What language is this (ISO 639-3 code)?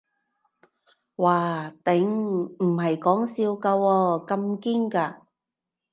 yue